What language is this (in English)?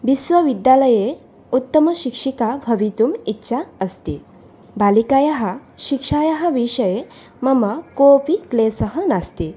Sanskrit